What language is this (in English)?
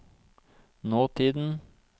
Norwegian